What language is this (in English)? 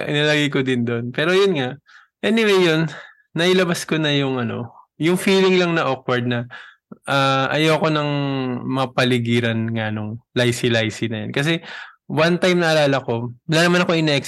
Filipino